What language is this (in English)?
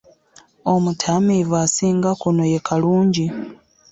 Ganda